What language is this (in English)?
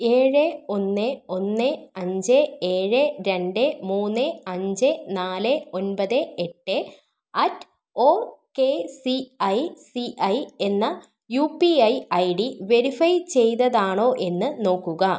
Malayalam